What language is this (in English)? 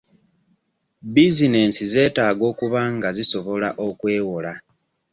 Ganda